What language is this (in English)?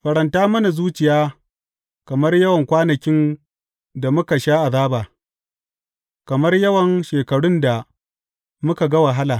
Hausa